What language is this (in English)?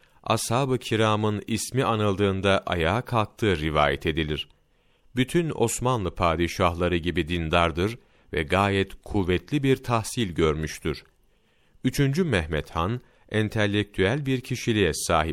Turkish